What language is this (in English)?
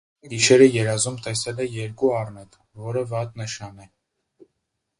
Armenian